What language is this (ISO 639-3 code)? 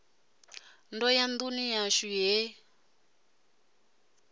ven